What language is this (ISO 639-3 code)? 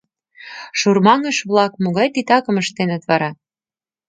chm